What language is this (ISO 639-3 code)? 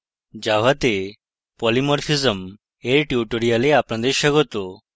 ben